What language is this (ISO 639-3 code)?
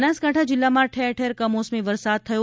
guj